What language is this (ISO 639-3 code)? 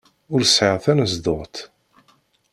kab